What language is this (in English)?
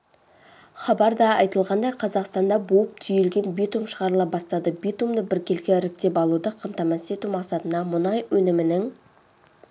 Kazakh